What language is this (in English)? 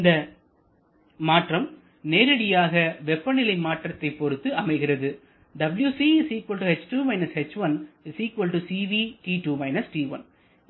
Tamil